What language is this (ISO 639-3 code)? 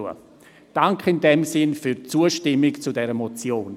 gsw